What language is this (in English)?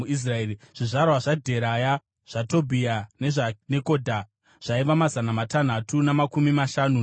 Shona